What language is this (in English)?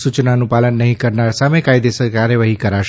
Gujarati